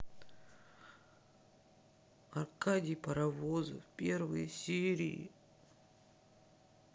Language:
Russian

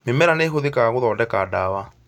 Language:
Kikuyu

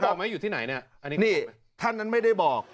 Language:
Thai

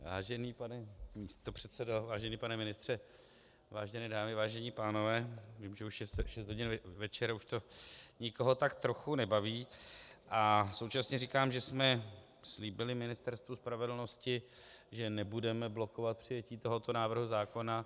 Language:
Czech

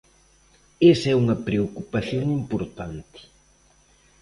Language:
Galician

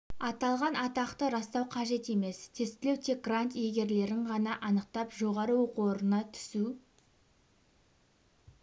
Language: Kazakh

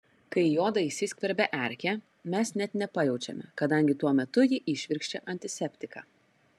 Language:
Lithuanian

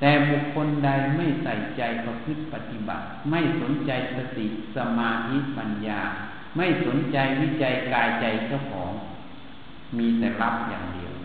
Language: Thai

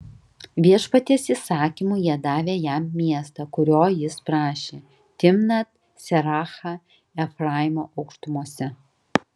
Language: Lithuanian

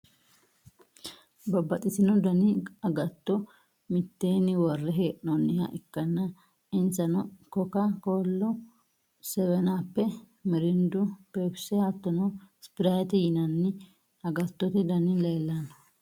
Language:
Sidamo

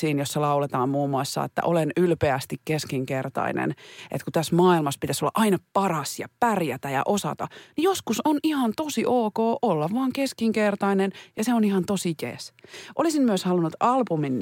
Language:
Finnish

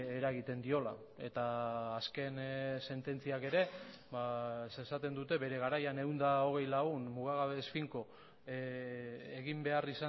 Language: Basque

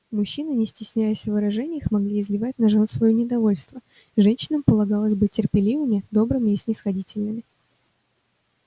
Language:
Russian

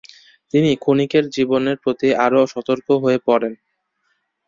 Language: Bangla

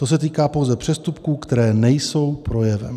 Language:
Czech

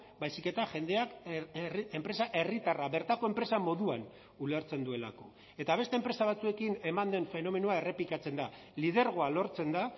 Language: Basque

